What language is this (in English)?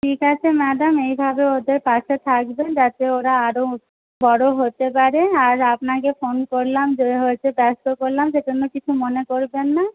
Bangla